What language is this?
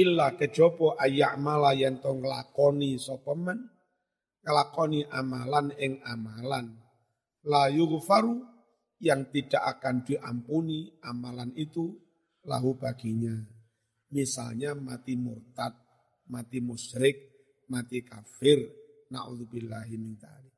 Indonesian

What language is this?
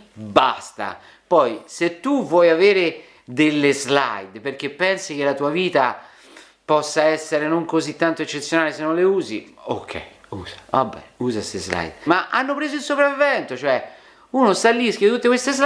Italian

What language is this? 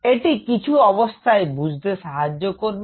Bangla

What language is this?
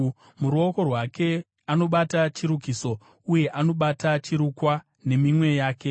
Shona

